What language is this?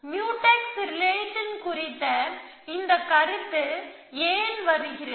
Tamil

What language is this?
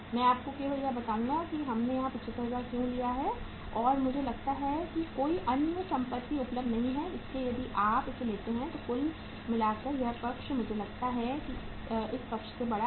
Hindi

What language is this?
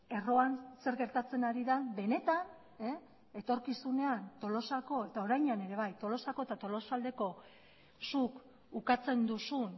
Basque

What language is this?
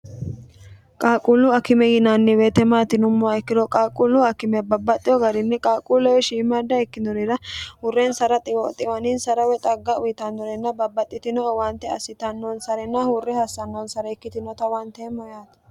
Sidamo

